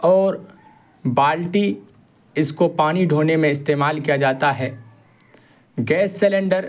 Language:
Urdu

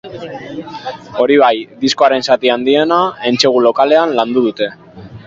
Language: Basque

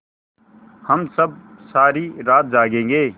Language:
Hindi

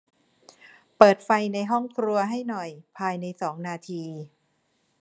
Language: Thai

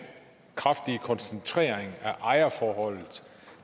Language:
Danish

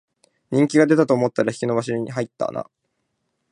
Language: Japanese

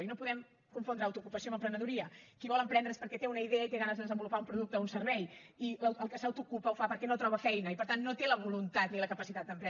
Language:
Catalan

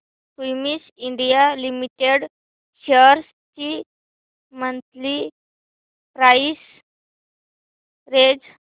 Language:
Marathi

